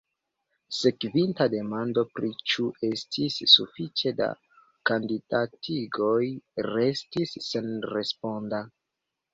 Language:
Esperanto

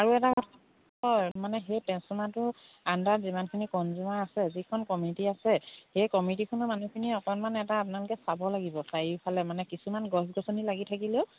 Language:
Assamese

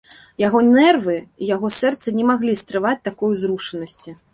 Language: Belarusian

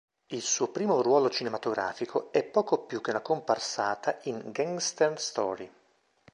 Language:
Italian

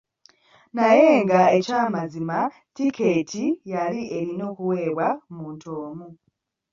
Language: Ganda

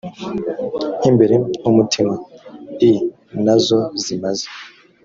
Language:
Kinyarwanda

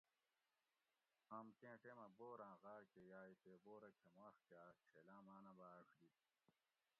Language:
Gawri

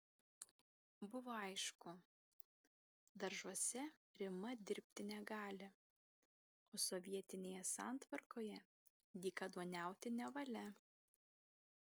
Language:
Lithuanian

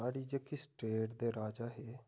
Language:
Dogri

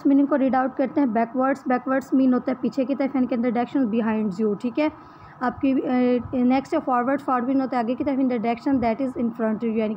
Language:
Hindi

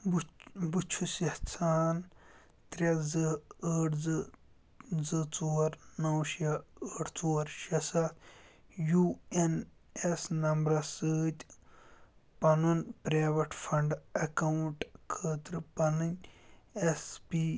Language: Kashmiri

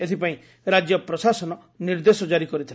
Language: Odia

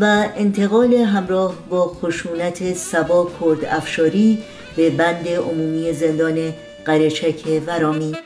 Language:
Persian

